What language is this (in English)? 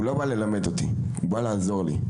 Hebrew